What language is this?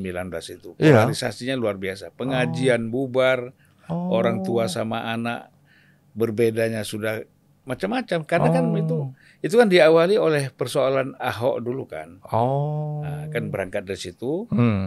Indonesian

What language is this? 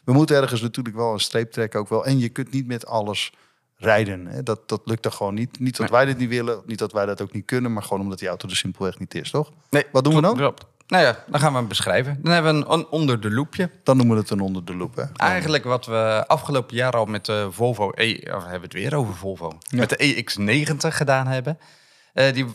Dutch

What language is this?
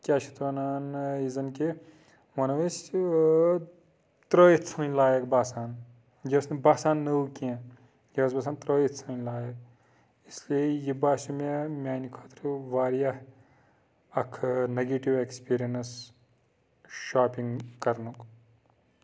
Kashmiri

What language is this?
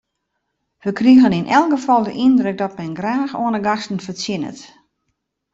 Western Frisian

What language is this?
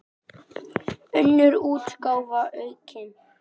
Icelandic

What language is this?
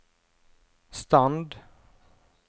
Norwegian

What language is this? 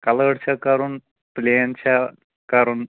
Kashmiri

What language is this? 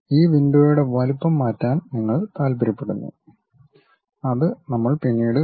Malayalam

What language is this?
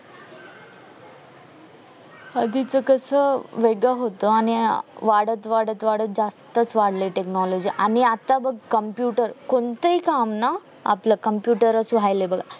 Marathi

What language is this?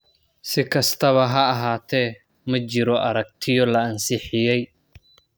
Somali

